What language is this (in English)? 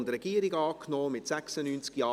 Swiss German